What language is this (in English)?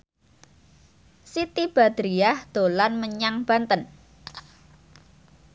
Javanese